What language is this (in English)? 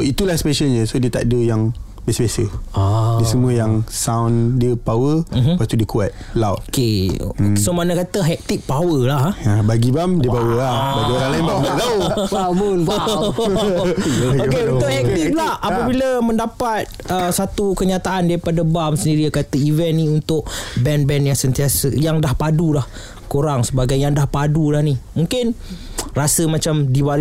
Malay